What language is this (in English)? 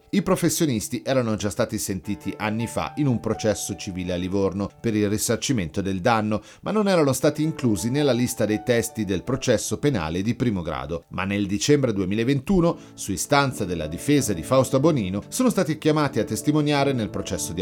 Italian